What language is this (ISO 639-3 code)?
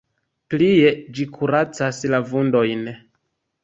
epo